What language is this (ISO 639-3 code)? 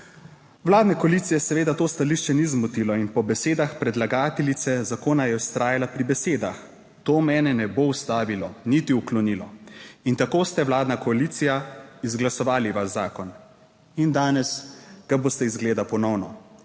slv